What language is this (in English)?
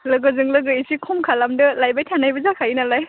Bodo